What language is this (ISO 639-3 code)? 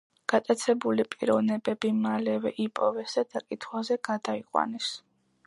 kat